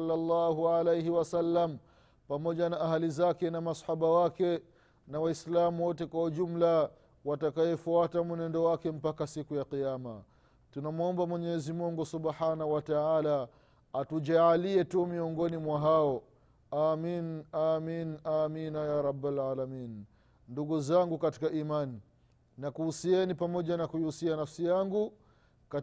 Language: Swahili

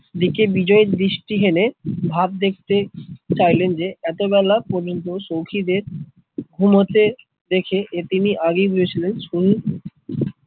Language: Bangla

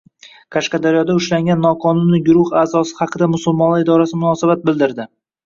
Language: Uzbek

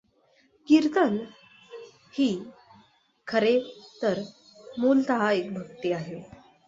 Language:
Marathi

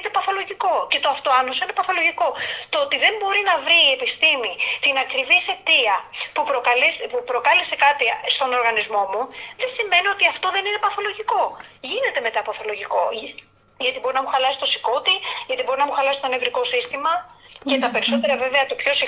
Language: Greek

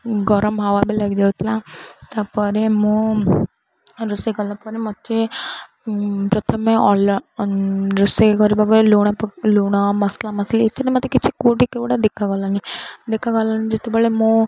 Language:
Odia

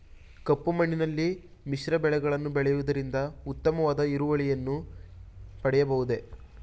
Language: Kannada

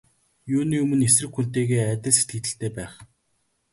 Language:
Mongolian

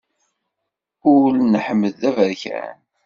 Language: Kabyle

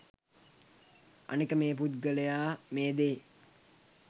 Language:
Sinhala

